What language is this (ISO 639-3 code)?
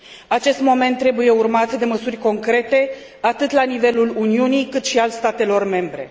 ron